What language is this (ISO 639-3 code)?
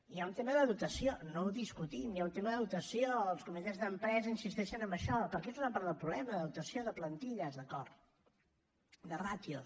cat